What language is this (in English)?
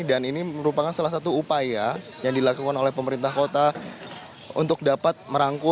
Indonesian